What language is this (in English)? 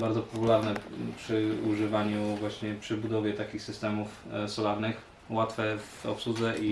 Polish